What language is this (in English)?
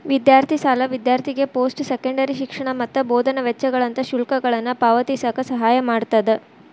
Kannada